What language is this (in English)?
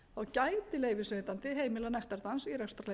Icelandic